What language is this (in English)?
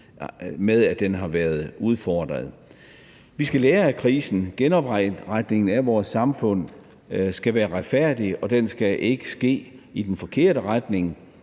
Danish